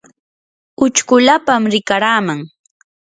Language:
Yanahuanca Pasco Quechua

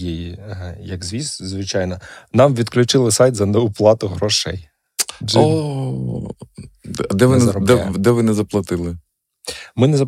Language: Ukrainian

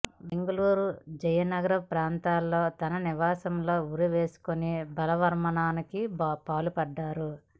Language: Telugu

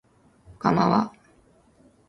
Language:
Japanese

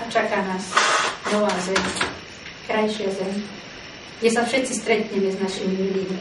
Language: Czech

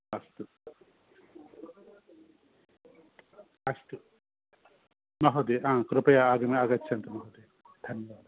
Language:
Sanskrit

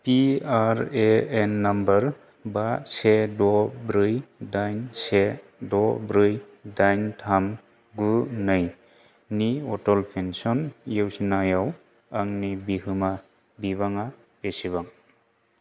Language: Bodo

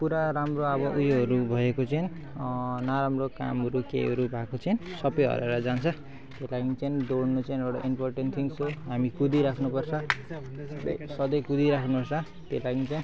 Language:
Nepali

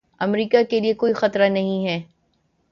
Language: Urdu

